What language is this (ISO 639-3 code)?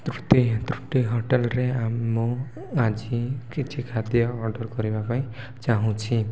ori